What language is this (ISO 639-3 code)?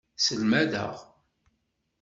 kab